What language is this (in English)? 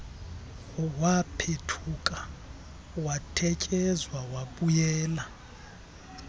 Xhosa